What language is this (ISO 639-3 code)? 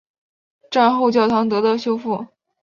zho